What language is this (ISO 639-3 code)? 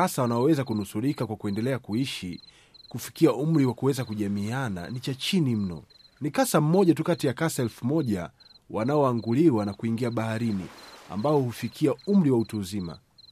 swa